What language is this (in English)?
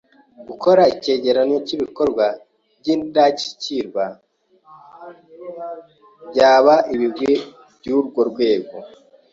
Kinyarwanda